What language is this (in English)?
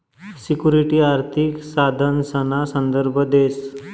Marathi